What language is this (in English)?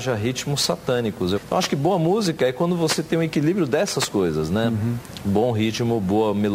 Portuguese